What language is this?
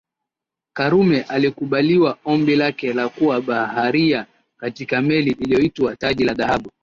Swahili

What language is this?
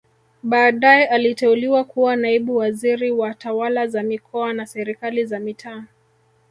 Swahili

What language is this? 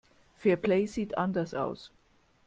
German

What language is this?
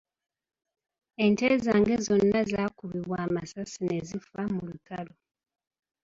Ganda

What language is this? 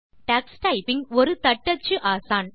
Tamil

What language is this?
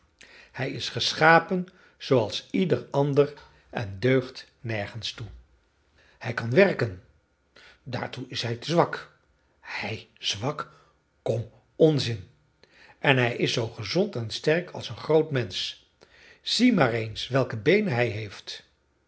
Dutch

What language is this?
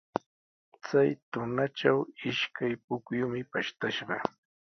Sihuas Ancash Quechua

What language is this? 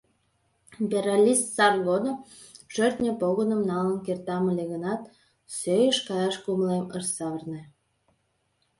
Mari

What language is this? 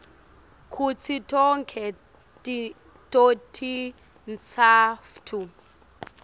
Swati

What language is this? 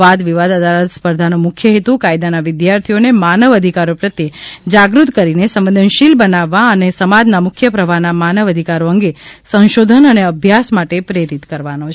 Gujarati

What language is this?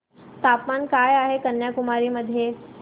Marathi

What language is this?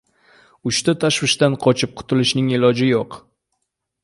Uzbek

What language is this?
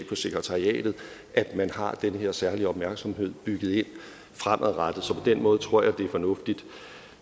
Danish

